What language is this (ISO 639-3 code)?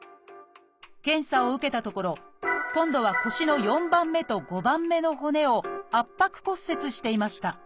jpn